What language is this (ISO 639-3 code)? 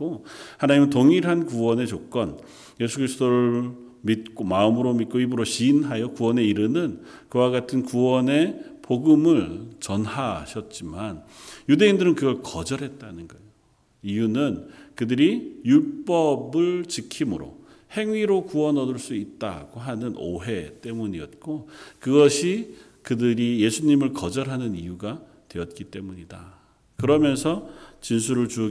kor